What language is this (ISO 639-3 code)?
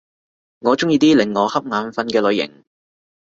yue